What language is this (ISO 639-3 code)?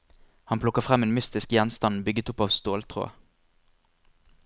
nor